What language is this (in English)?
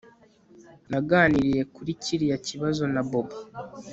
Kinyarwanda